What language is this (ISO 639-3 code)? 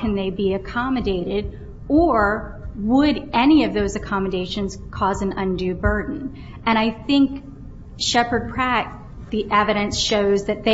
eng